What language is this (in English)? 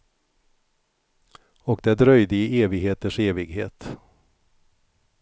Swedish